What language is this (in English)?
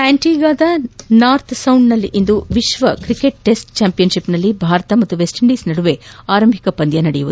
Kannada